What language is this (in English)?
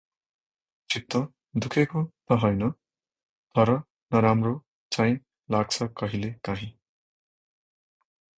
Nepali